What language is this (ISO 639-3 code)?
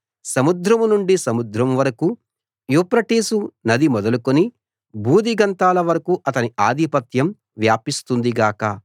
tel